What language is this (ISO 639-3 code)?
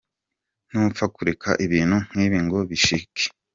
kin